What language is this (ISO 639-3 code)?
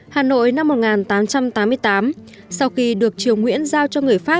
vie